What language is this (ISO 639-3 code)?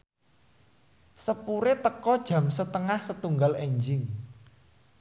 jav